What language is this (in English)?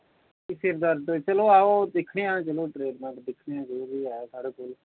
Dogri